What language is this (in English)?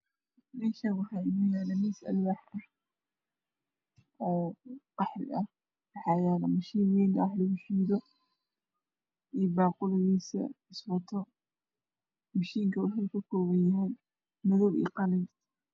Somali